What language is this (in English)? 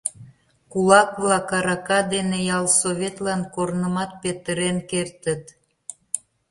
Mari